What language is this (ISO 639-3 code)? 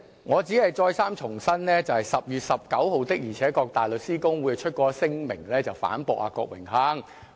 yue